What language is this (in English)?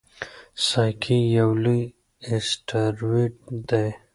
Pashto